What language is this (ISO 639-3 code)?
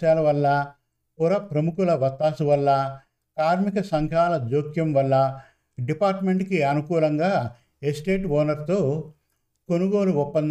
tel